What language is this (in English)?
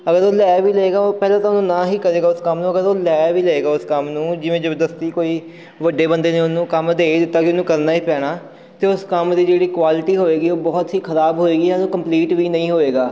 Punjabi